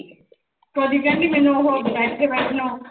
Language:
Punjabi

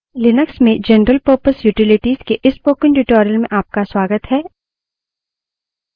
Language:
Hindi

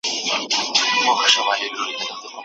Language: Pashto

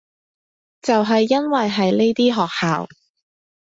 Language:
Cantonese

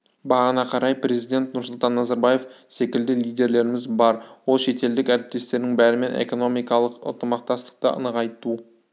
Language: Kazakh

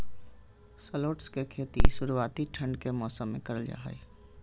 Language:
Magahi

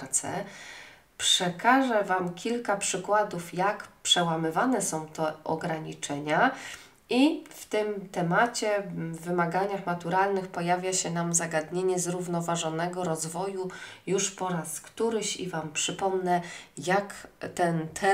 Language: Polish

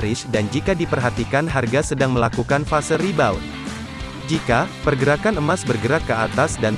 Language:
Indonesian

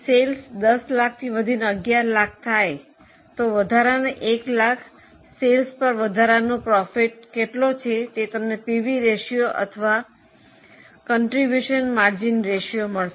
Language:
Gujarati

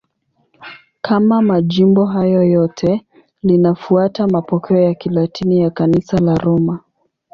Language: Swahili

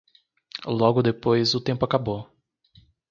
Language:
Portuguese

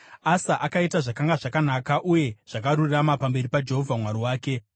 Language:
Shona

